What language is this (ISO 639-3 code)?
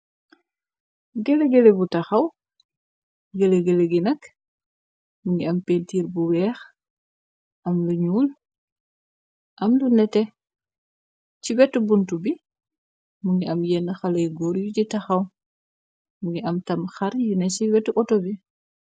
wol